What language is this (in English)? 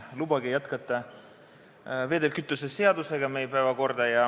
Estonian